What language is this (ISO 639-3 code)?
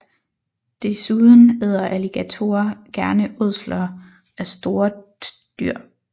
dan